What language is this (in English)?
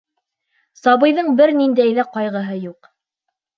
Bashkir